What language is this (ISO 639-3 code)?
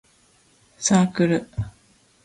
jpn